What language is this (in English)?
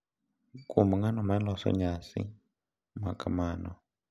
Luo (Kenya and Tanzania)